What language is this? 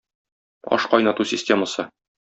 Tatar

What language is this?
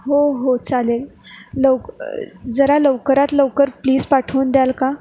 Marathi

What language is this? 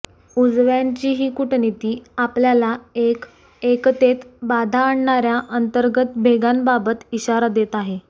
Marathi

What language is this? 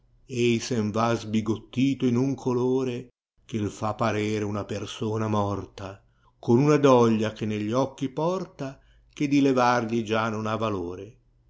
Italian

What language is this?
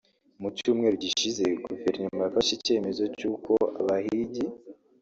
Kinyarwanda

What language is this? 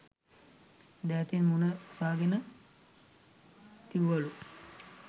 Sinhala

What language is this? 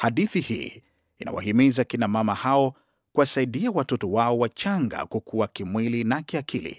Swahili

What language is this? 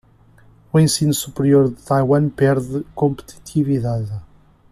Portuguese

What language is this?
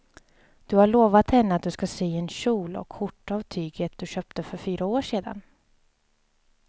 Swedish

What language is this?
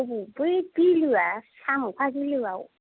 Bodo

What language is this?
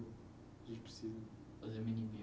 Portuguese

